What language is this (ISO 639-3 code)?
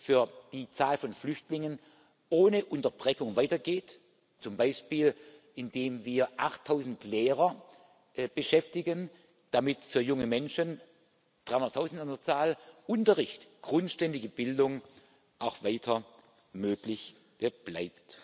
deu